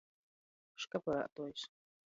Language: Latgalian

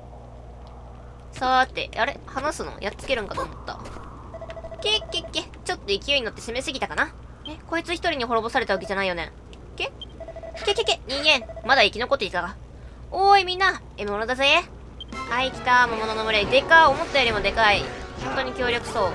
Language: Japanese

